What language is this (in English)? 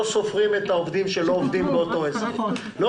Hebrew